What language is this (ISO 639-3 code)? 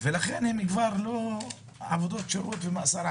heb